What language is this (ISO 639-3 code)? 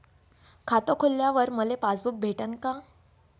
mar